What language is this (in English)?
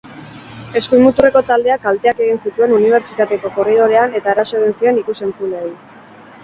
Basque